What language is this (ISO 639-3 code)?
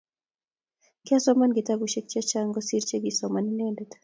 kln